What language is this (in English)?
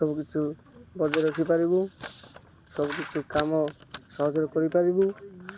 Odia